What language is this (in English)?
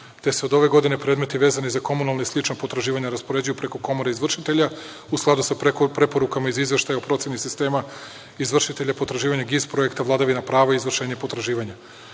Serbian